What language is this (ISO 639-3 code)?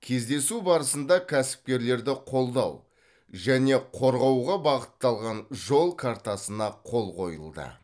kaz